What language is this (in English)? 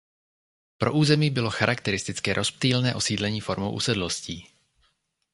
Czech